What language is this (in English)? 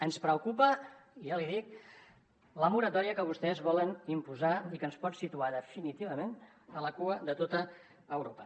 Catalan